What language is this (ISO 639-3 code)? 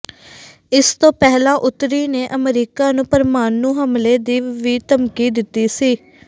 pan